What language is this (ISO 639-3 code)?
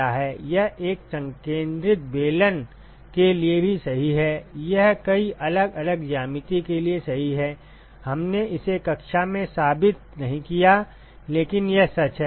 hin